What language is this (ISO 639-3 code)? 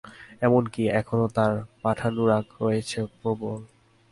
ben